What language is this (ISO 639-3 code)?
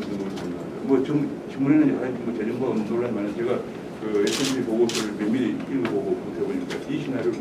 kor